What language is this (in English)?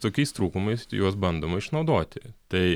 Lithuanian